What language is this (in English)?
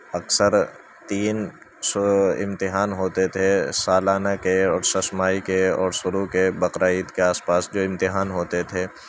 Urdu